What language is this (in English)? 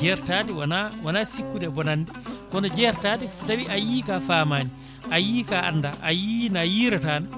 Fula